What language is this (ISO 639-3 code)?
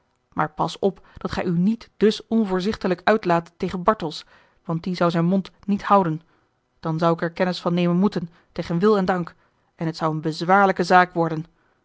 nld